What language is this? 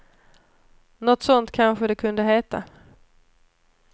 Swedish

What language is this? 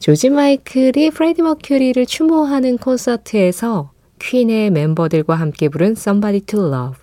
Korean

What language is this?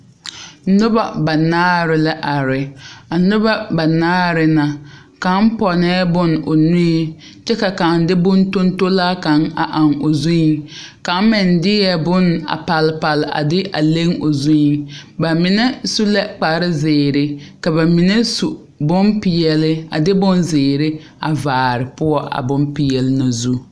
Southern Dagaare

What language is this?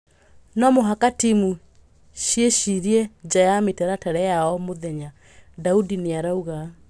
Kikuyu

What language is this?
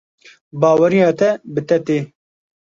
Kurdish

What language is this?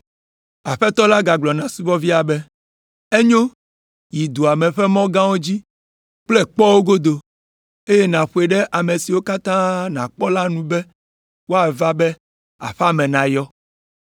Ewe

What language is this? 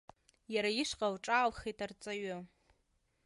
Abkhazian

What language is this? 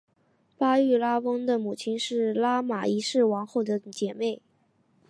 Chinese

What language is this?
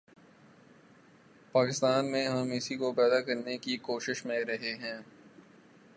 Urdu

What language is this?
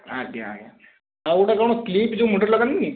Odia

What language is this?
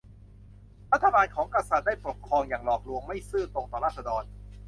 Thai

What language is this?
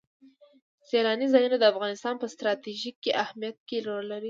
Pashto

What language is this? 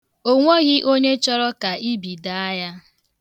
Igbo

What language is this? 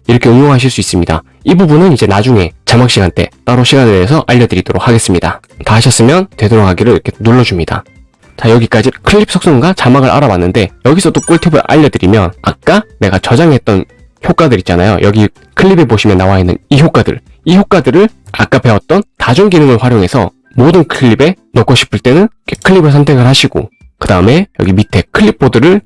Korean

